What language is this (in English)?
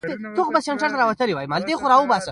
Pashto